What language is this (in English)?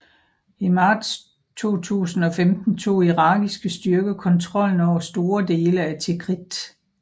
Danish